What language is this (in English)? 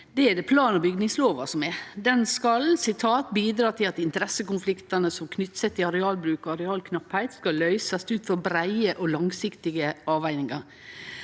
Norwegian